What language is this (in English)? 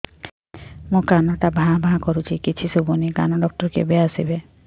Odia